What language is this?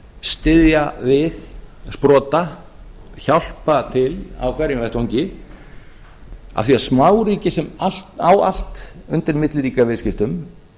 Icelandic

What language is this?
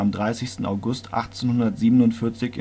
German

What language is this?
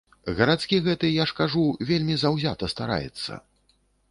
Belarusian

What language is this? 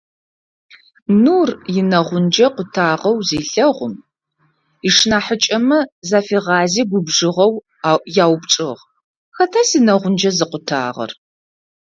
Adyghe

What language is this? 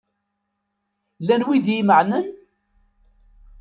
Kabyle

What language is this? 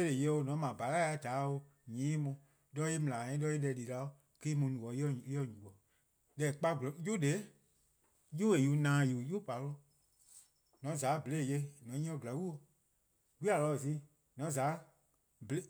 Eastern Krahn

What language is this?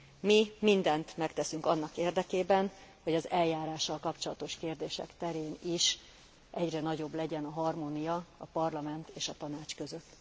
Hungarian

